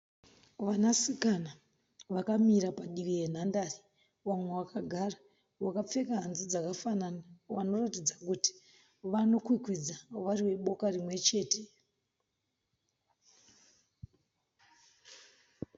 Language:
Shona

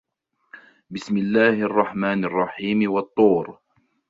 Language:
Arabic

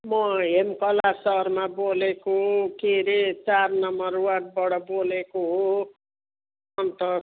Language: Nepali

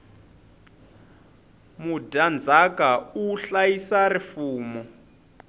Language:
Tsonga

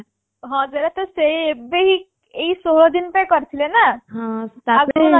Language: Odia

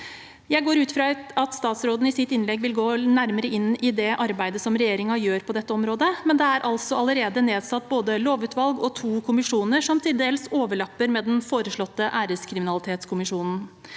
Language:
Norwegian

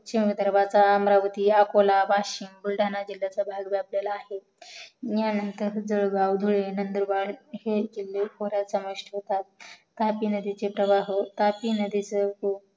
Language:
Marathi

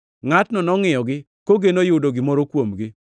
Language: Luo (Kenya and Tanzania)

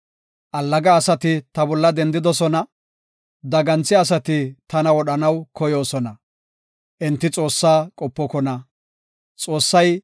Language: Gofa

